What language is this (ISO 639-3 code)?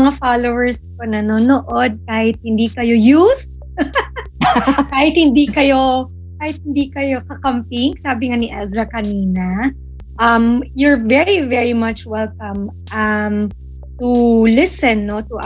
fil